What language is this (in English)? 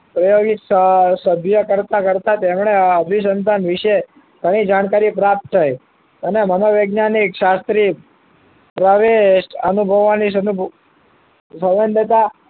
Gujarati